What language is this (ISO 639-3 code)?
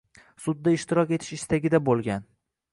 uzb